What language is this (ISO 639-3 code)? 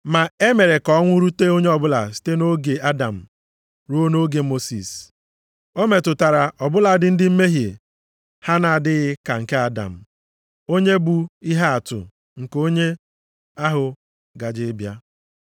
ibo